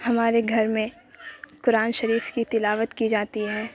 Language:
Urdu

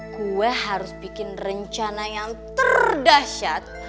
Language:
Indonesian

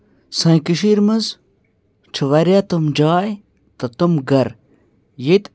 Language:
Kashmiri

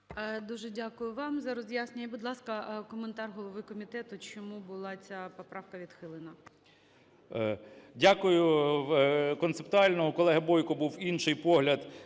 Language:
Ukrainian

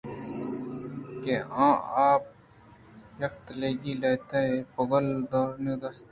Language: Eastern Balochi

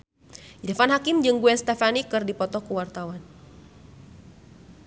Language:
Sundanese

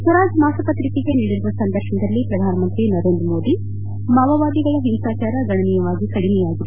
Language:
Kannada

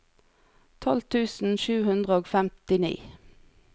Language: Norwegian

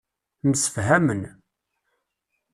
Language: Kabyle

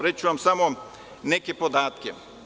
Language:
Serbian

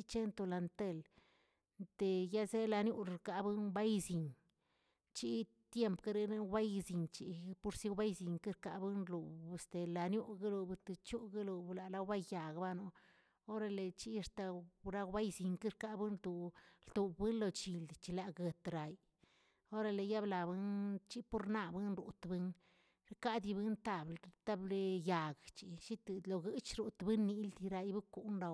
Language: Tilquiapan Zapotec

